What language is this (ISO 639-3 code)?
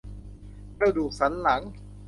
tha